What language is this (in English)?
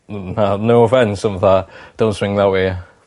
Welsh